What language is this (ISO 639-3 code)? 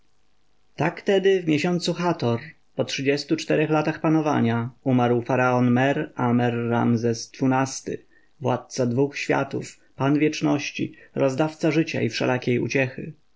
pol